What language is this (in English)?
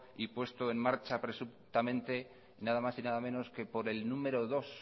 Spanish